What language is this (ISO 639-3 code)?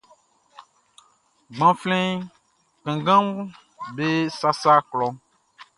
bci